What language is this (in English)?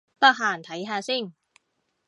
Cantonese